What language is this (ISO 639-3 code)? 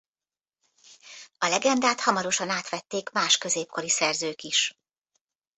hun